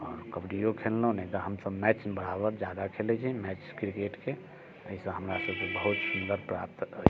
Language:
Maithili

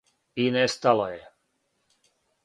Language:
Serbian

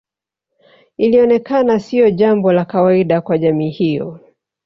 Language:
Swahili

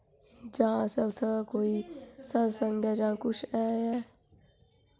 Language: Dogri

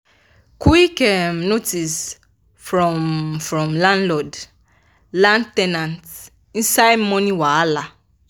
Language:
Nigerian Pidgin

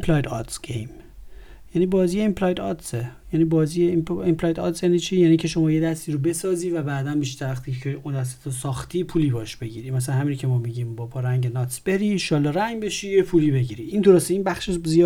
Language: Persian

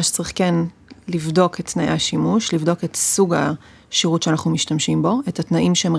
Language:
Hebrew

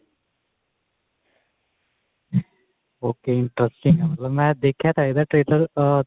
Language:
Punjabi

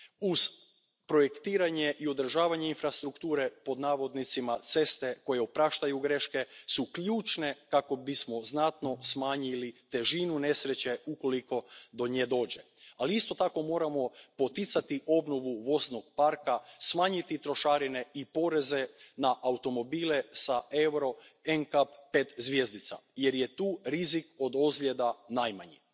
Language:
Croatian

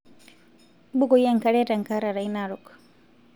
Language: Masai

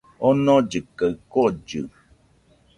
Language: Nüpode Huitoto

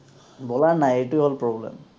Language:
Assamese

